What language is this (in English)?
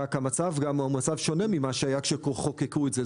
Hebrew